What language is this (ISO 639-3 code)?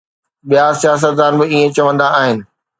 snd